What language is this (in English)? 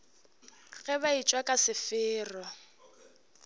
Northern Sotho